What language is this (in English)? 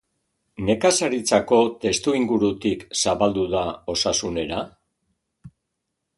Basque